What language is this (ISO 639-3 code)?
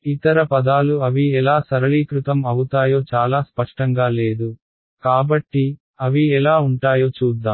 tel